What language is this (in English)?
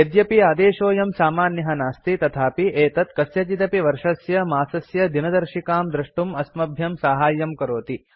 Sanskrit